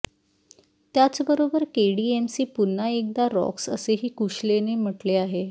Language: Marathi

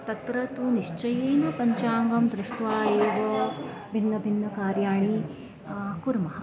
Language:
Sanskrit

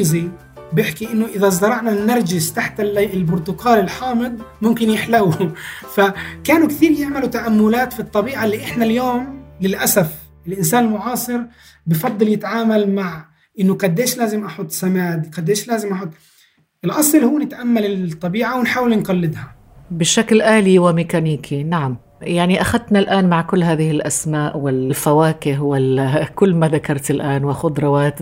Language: Arabic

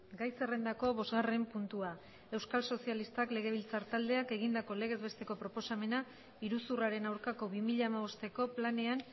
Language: Basque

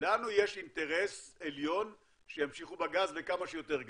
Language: Hebrew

